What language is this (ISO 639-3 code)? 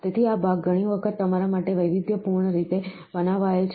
guj